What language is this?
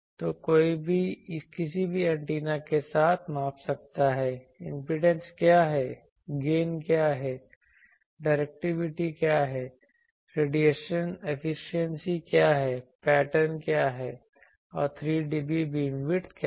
Hindi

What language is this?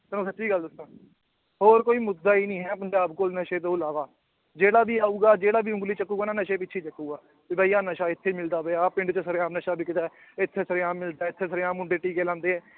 Punjabi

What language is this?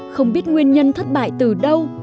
Vietnamese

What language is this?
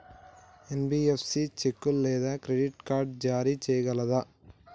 Telugu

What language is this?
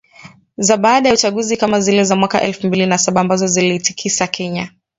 Swahili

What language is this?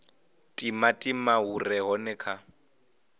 Venda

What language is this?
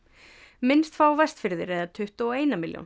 Icelandic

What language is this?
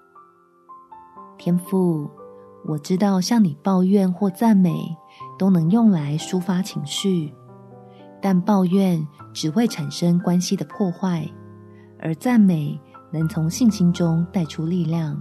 Chinese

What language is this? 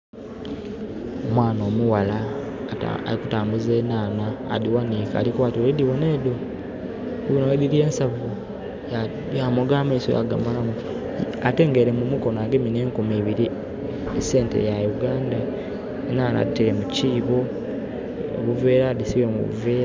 Soga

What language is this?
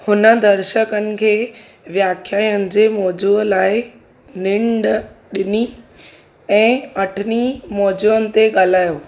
Sindhi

